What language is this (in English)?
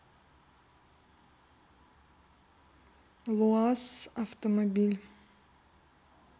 Russian